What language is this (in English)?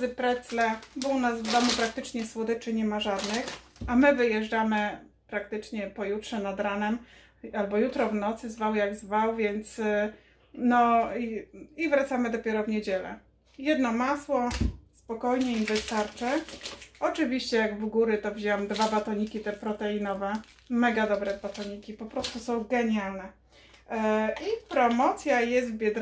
Polish